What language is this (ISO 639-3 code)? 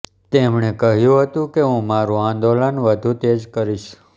guj